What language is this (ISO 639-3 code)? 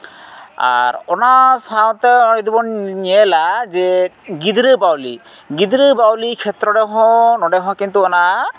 sat